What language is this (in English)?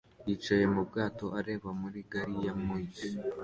Kinyarwanda